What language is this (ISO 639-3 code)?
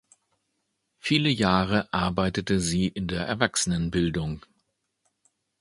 deu